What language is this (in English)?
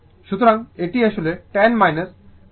Bangla